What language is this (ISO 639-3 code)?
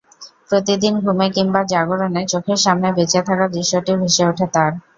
ben